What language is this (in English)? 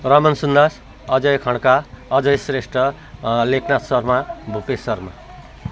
Nepali